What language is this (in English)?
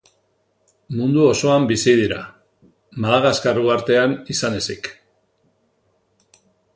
Basque